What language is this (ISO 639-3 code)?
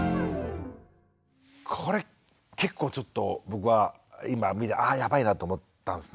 jpn